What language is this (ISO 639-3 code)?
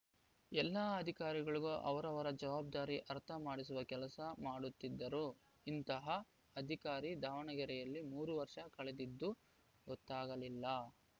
kan